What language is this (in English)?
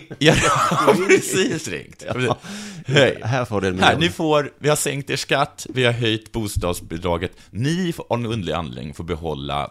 Swedish